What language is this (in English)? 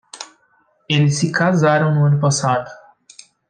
Portuguese